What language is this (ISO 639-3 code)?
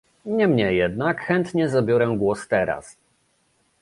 pol